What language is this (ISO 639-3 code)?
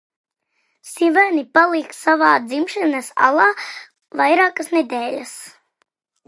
lav